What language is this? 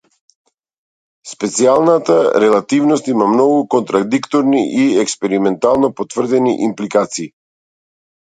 Macedonian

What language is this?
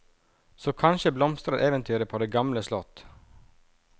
Norwegian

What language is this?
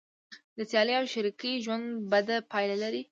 Pashto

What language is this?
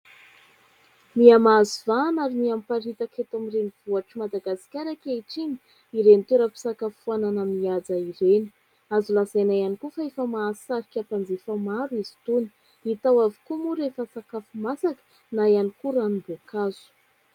Malagasy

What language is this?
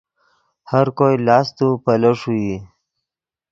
Yidgha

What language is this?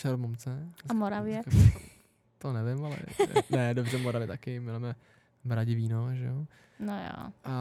Czech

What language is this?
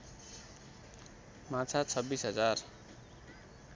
Nepali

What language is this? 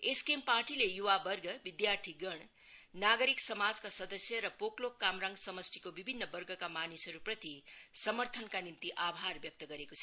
Nepali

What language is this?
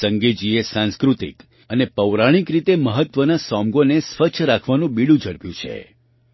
Gujarati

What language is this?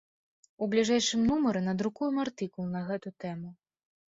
Belarusian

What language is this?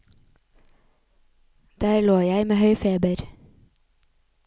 Norwegian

